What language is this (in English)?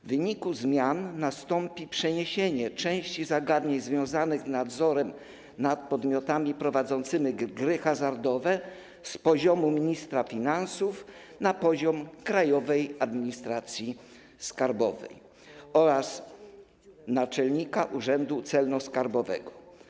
Polish